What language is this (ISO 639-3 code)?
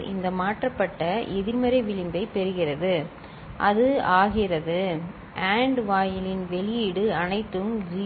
tam